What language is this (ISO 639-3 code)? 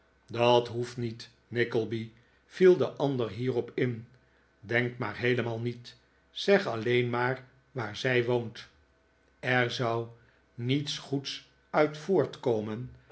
nld